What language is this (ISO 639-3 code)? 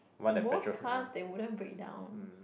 eng